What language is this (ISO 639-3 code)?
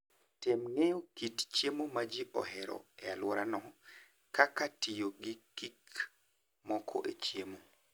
luo